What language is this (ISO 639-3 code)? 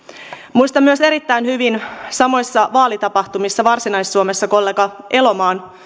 fin